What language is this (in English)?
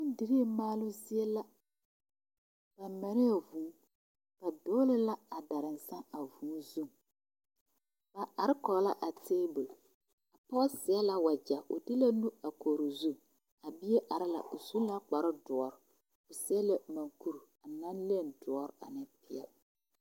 Southern Dagaare